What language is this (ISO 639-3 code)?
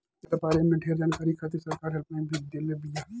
bho